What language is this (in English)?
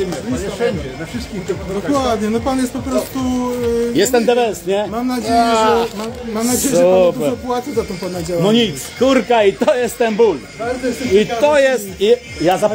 Polish